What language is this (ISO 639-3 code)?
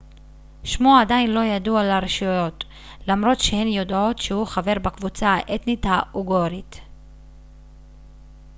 heb